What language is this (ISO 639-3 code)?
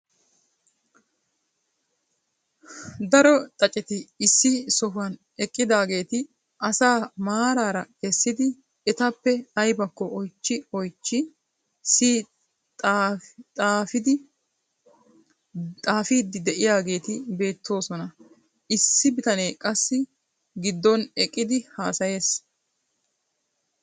wal